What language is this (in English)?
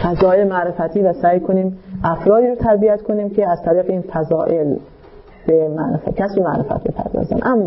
Persian